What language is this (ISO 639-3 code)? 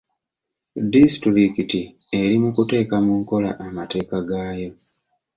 lug